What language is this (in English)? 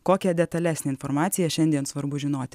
Lithuanian